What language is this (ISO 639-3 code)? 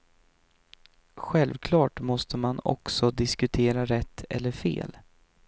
swe